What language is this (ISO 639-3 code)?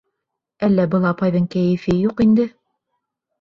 bak